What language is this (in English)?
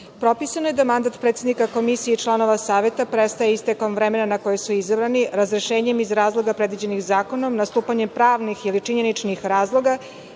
Serbian